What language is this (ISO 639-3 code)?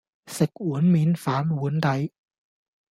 yue